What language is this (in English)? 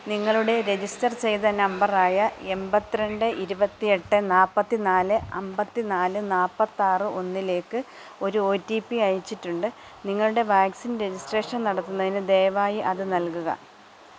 Malayalam